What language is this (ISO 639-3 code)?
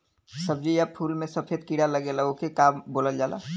bho